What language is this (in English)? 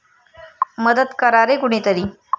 Marathi